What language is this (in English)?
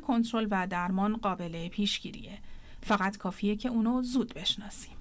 Persian